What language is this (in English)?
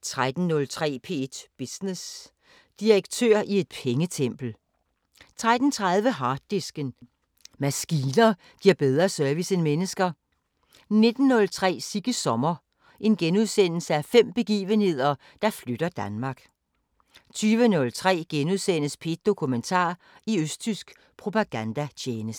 Danish